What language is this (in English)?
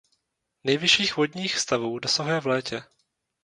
Czech